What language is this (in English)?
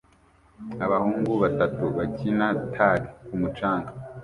Kinyarwanda